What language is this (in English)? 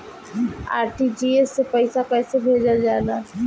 Bhojpuri